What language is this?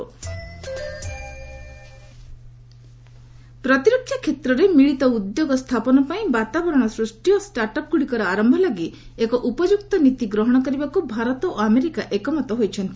Odia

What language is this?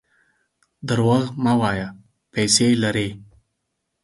Pashto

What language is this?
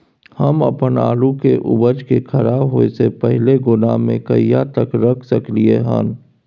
Maithili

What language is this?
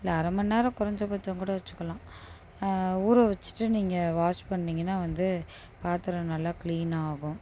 Tamil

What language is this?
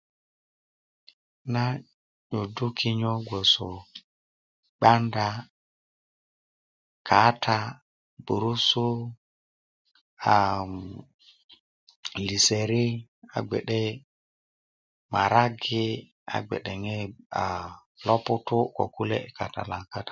Kuku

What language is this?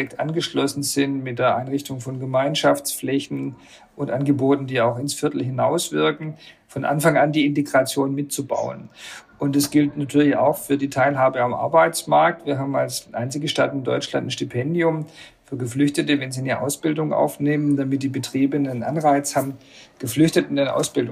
German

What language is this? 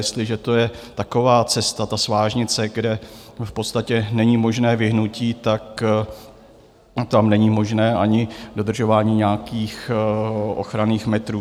Czech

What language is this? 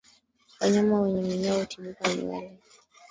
Swahili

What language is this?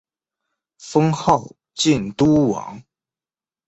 Chinese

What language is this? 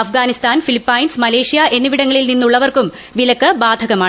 Malayalam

